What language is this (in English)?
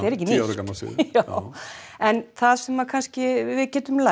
Icelandic